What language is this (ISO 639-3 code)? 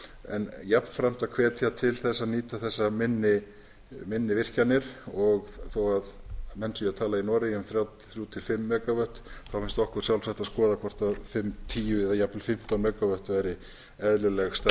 isl